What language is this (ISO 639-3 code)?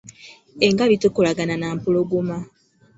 lug